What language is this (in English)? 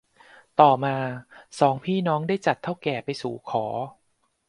Thai